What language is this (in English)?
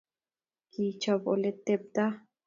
Kalenjin